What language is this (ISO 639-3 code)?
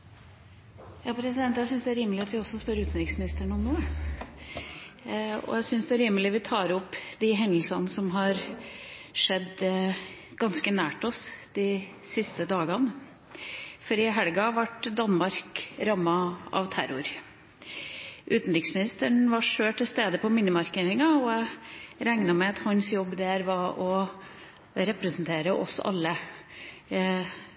nob